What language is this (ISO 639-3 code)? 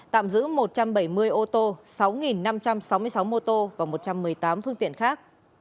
vie